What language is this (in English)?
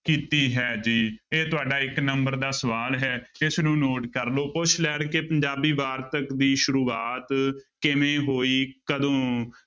Punjabi